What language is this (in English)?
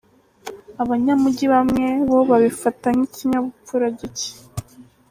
Kinyarwanda